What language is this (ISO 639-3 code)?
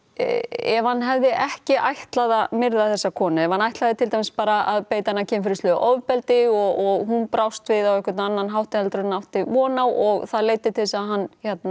isl